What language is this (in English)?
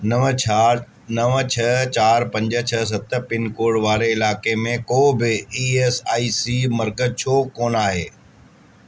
Sindhi